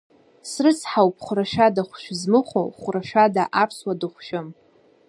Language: Abkhazian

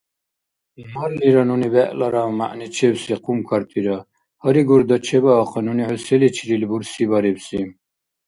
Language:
Dargwa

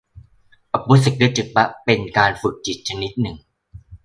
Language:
Thai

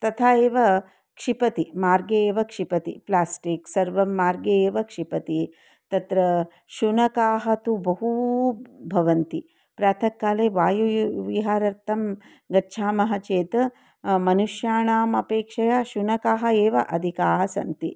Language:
Sanskrit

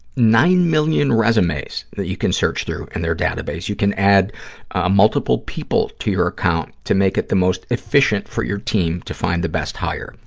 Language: English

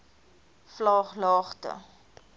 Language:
Afrikaans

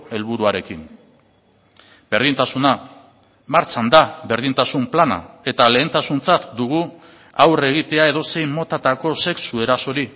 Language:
Basque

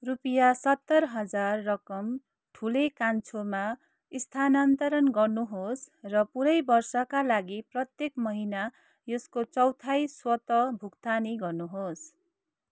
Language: Nepali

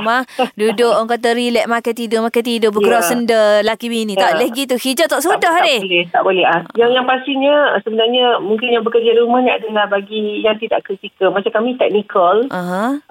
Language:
Malay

